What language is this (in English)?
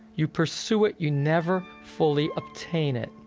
English